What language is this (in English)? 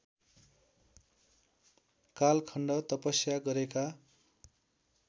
Nepali